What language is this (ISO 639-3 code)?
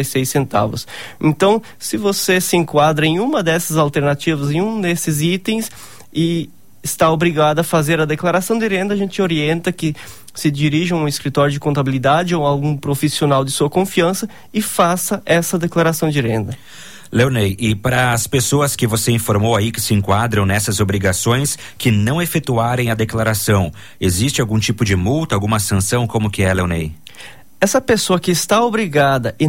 por